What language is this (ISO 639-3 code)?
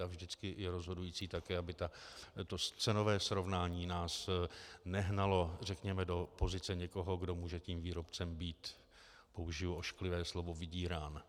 ces